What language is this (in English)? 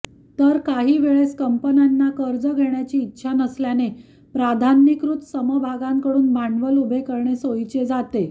Marathi